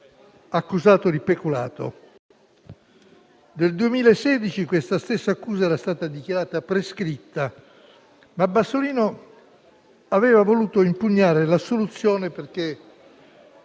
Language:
Italian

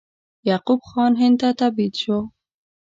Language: Pashto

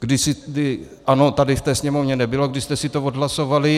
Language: Czech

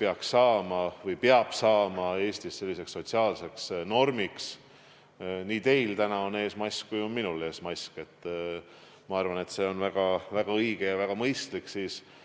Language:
Estonian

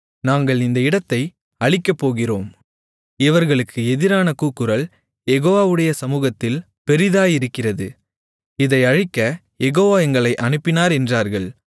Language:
Tamil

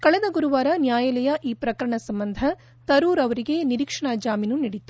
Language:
Kannada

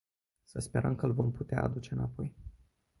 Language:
Romanian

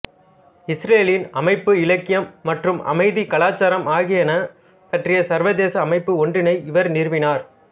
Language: Tamil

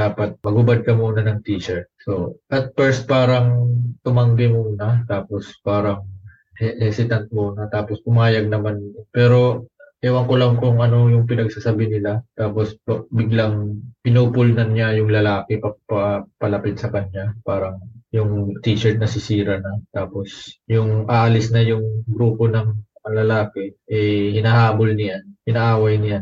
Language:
Filipino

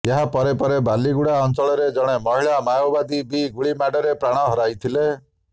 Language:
Odia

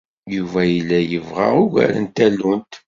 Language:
Kabyle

